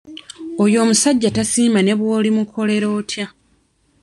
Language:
Ganda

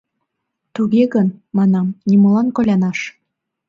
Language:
Mari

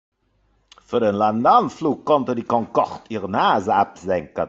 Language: German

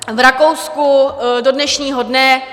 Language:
Czech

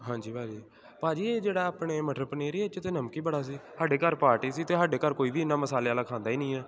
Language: Punjabi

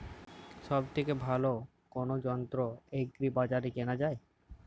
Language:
Bangla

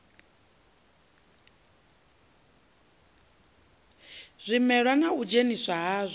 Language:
Venda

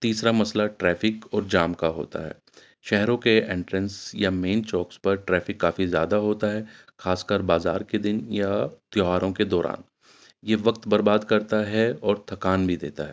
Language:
Urdu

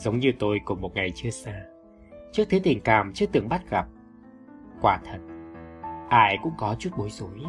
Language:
Vietnamese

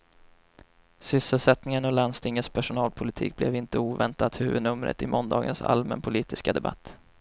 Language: Swedish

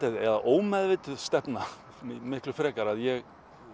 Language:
Icelandic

